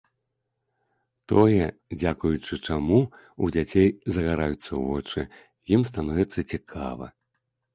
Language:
Belarusian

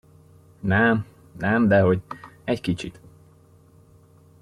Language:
Hungarian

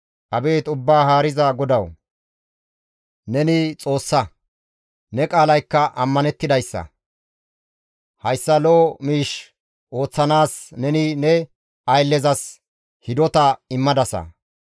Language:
Gamo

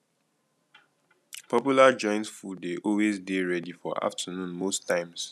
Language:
Nigerian Pidgin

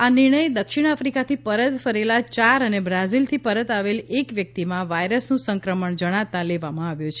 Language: Gujarati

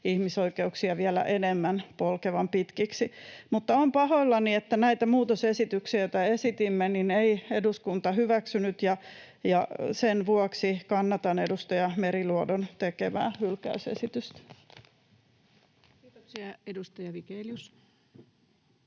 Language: Finnish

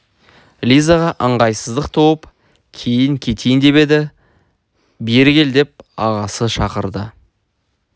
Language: Kazakh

